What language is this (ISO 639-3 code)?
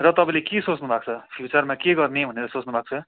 nep